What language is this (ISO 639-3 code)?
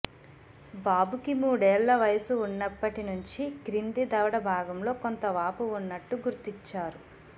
tel